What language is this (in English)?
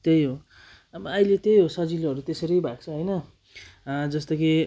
Nepali